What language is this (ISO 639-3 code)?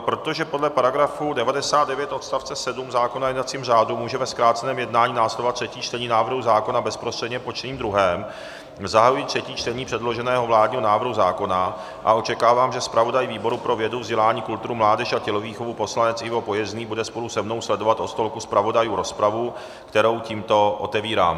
ces